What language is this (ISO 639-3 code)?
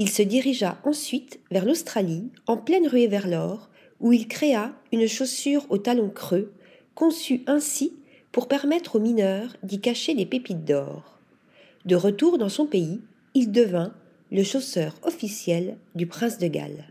fra